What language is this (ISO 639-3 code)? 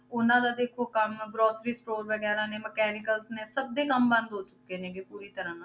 pan